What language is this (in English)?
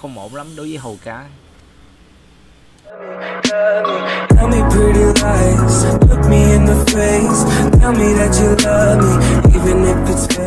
Vietnamese